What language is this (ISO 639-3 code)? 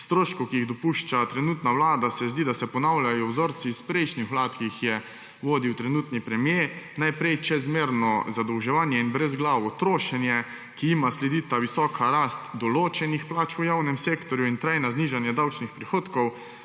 slv